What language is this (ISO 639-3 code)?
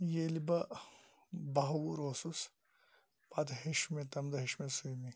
kas